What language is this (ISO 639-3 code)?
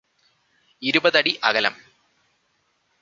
mal